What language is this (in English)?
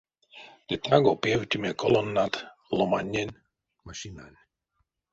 Erzya